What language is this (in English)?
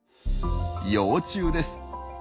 Japanese